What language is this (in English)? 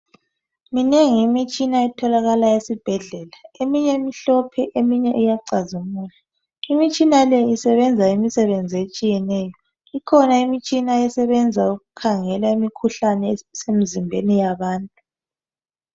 North Ndebele